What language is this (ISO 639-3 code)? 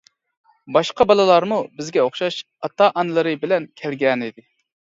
uig